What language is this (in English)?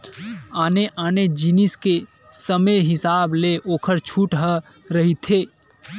Chhattisgarhi